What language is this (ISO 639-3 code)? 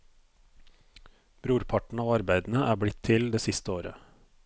nor